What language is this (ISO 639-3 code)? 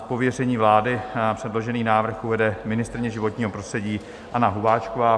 ces